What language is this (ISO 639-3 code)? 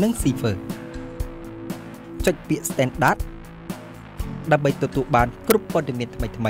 tha